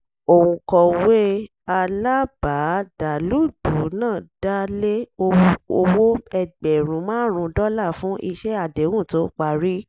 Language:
Yoruba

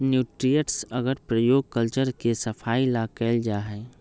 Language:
Magahi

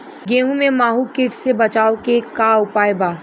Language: Bhojpuri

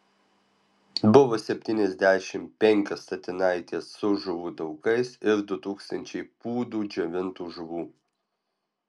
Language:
Lithuanian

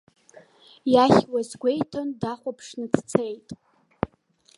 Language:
Abkhazian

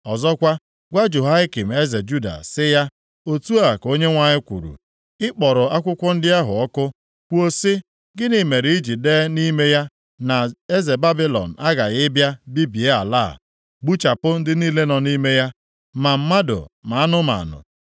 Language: Igbo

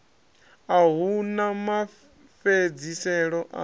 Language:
Venda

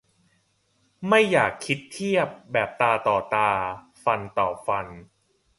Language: Thai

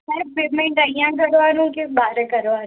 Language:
Gujarati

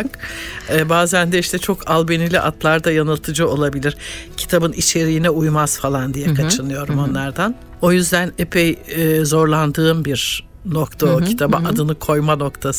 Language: Turkish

